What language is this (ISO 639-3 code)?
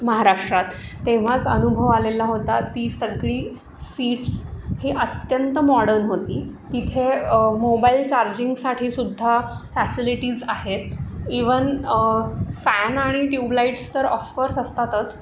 mar